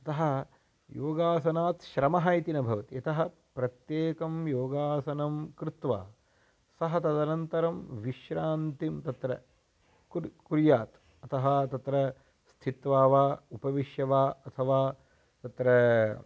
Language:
Sanskrit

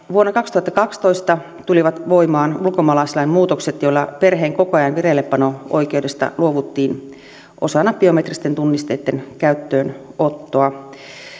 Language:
Finnish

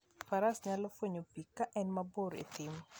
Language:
Luo (Kenya and Tanzania)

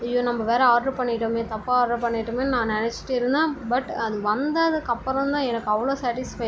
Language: Tamil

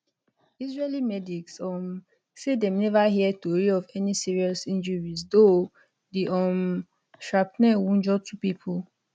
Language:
Nigerian Pidgin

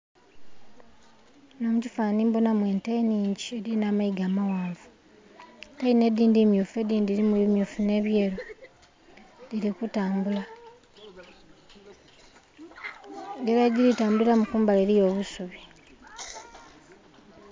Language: Soga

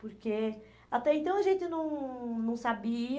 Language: Portuguese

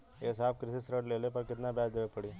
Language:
Bhojpuri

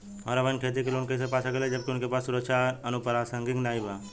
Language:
Bhojpuri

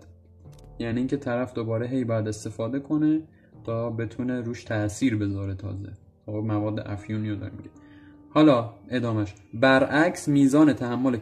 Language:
Persian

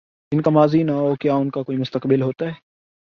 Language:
Urdu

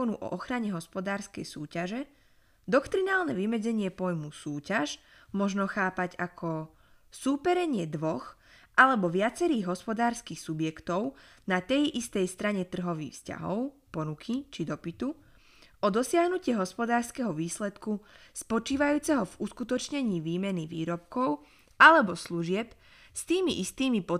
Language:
Slovak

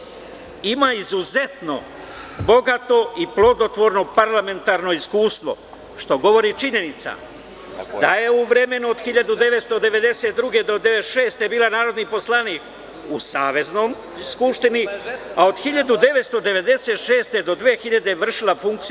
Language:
Serbian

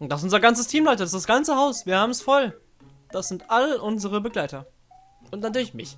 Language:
German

